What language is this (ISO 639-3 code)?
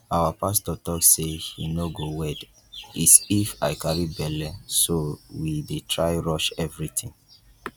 pcm